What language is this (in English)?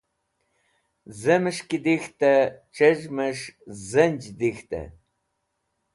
Wakhi